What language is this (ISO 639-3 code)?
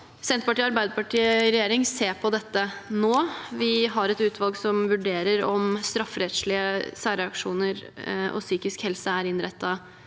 nor